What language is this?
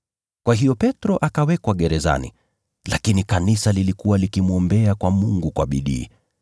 Swahili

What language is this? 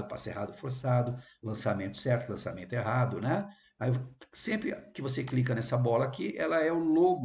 Portuguese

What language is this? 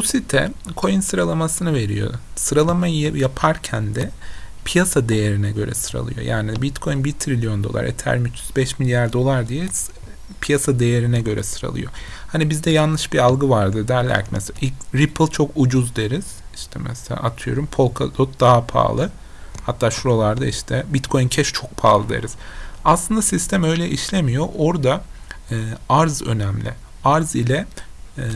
Turkish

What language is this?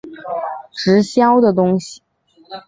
Chinese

